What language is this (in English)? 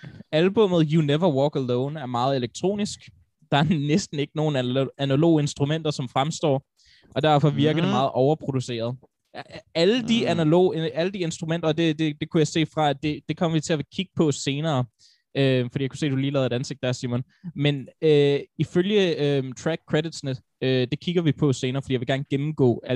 Danish